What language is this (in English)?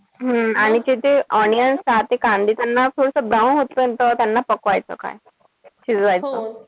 Marathi